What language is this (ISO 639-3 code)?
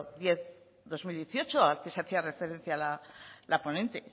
spa